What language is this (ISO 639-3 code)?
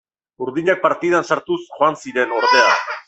eus